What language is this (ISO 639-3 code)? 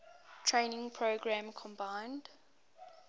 eng